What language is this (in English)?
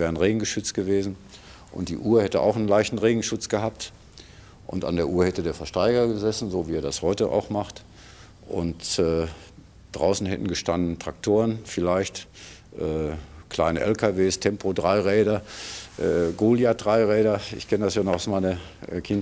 German